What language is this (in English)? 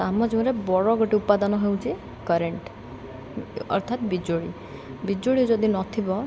Odia